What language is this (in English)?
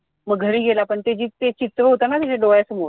Marathi